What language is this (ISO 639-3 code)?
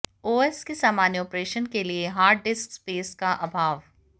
hin